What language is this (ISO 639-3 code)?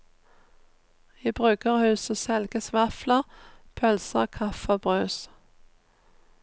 nor